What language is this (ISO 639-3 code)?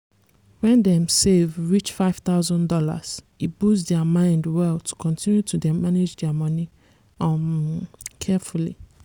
pcm